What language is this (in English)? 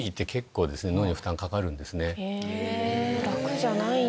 Japanese